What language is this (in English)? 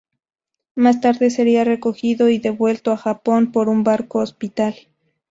Spanish